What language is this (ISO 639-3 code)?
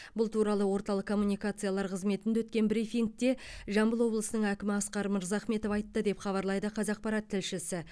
kaz